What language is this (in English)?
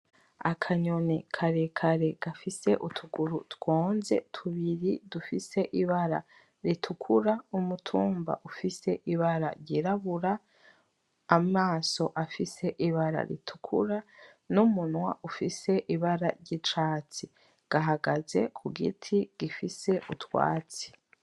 Rundi